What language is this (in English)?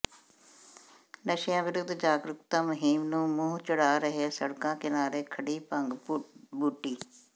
Punjabi